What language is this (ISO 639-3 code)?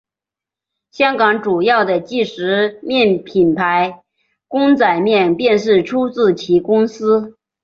zho